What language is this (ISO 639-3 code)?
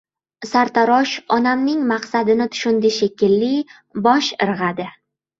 uzb